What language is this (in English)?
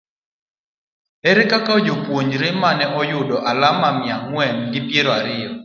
Luo (Kenya and Tanzania)